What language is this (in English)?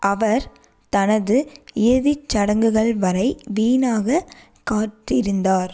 Tamil